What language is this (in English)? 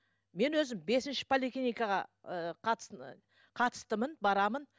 Kazakh